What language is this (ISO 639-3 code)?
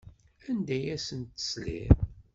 kab